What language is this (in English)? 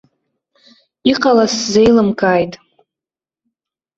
Abkhazian